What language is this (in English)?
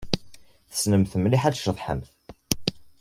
Kabyle